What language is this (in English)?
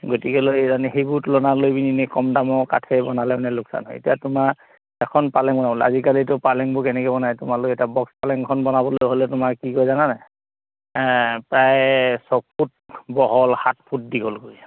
Assamese